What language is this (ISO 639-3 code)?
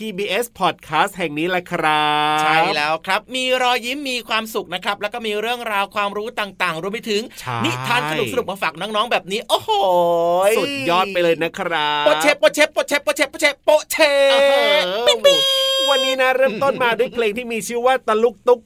tha